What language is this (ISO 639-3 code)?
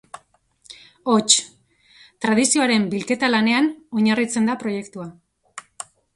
eus